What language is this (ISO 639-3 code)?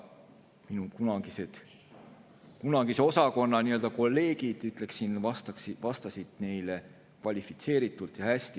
est